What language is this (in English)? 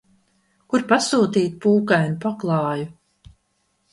Latvian